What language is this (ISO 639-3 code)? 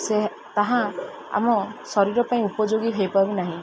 ori